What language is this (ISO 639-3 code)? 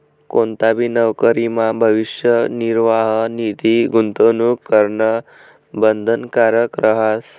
mar